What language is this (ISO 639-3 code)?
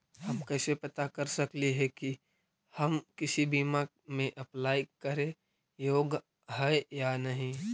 mag